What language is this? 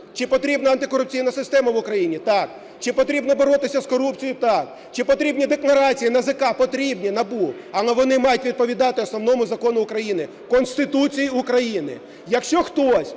Ukrainian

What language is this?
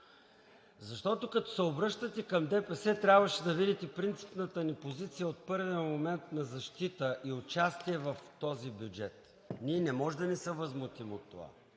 Bulgarian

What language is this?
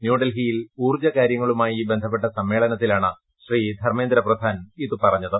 Malayalam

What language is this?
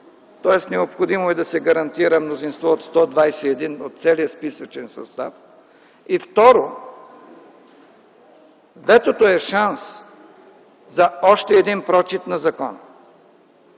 Bulgarian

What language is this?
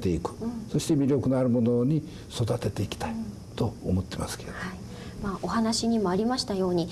Japanese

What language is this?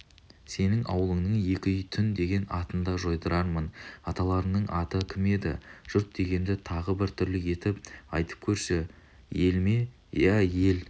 Kazakh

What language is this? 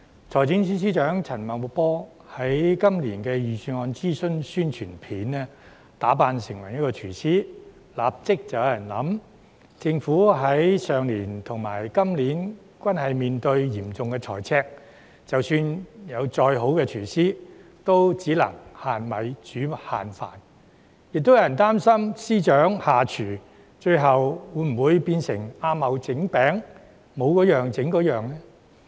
Cantonese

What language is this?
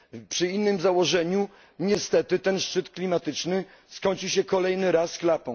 Polish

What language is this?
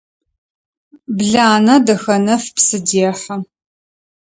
Adyghe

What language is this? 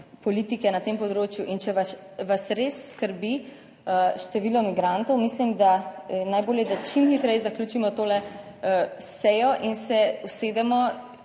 Slovenian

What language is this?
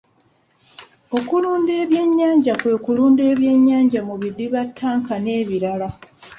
Ganda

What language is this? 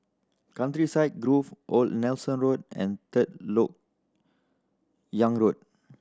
English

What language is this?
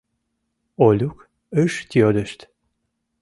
Mari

